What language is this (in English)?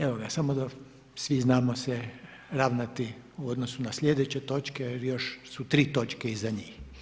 Croatian